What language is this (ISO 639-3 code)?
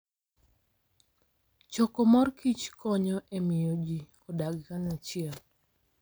luo